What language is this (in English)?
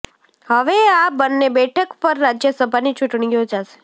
Gujarati